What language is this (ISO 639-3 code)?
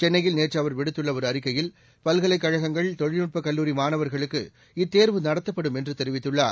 tam